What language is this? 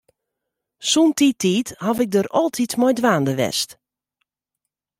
Western Frisian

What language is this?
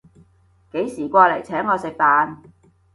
Cantonese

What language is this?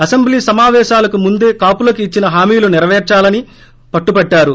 Telugu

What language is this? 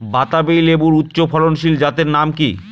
Bangla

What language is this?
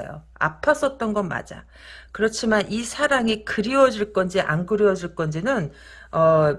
Korean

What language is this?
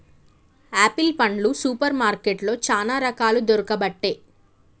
Telugu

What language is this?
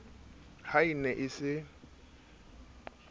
Southern Sotho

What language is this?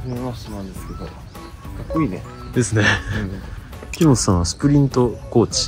Japanese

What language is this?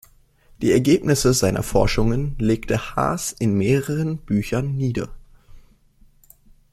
German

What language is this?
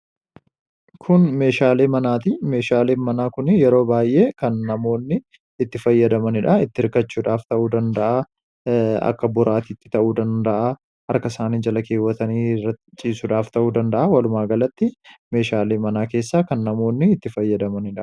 Oromo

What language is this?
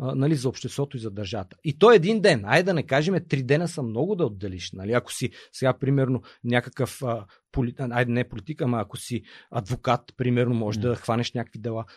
Bulgarian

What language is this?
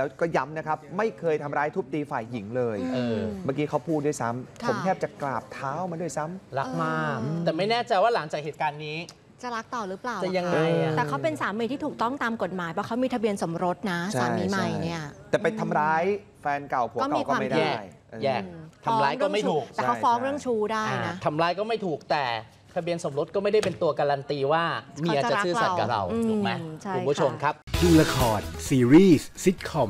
Thai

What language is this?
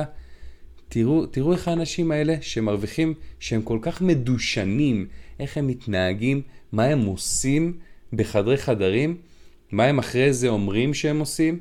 Hebrew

